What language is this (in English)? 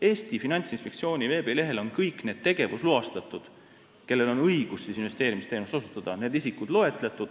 Estonian